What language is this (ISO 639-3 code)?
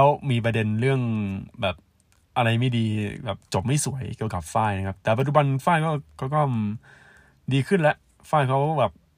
tha